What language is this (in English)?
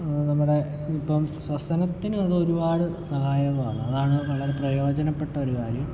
Malayalam